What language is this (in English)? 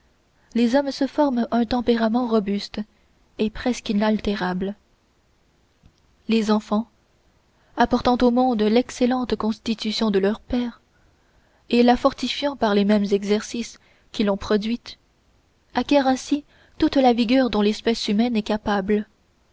French